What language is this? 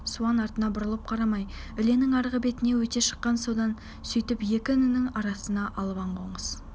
Kazakh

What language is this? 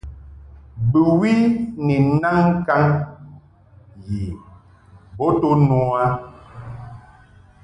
Mungaka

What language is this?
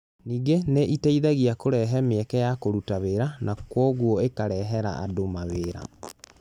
Kikuyu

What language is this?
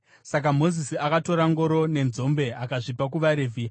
Shona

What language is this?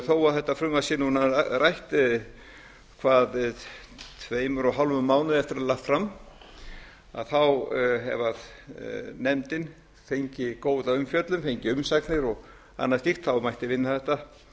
Icelandic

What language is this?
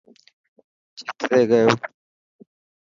Dhatki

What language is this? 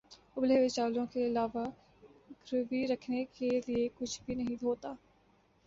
Urdu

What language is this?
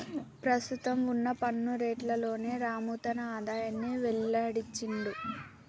Telugu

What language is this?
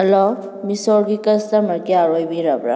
Manipuri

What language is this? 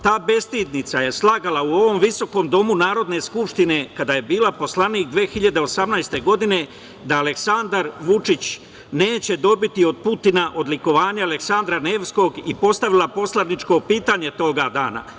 Serbian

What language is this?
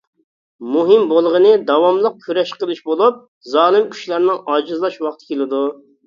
Uyghur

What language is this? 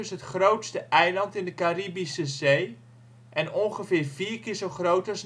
Dutch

